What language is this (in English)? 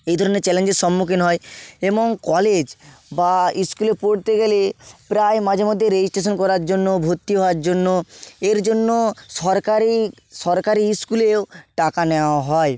Bangla